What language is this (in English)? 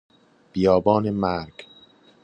Persian